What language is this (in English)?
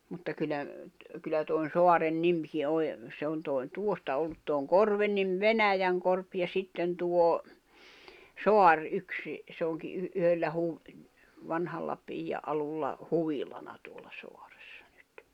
Finnish